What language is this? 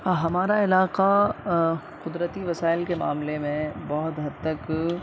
Urdu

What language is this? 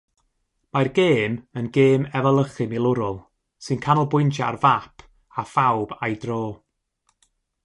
Welsh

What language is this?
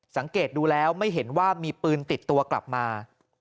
Thai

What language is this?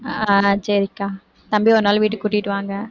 Tamil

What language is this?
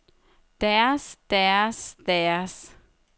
Danish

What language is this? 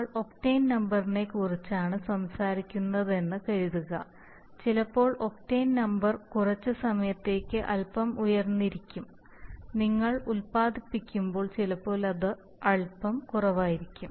Malayalam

